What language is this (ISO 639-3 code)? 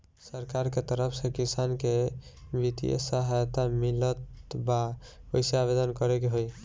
bho